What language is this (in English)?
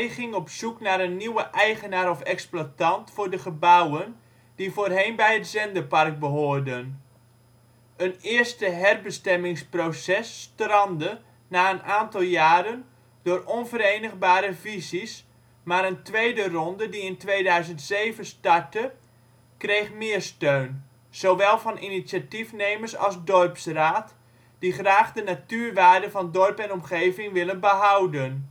Dutch